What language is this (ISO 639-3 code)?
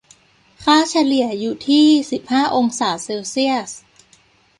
tha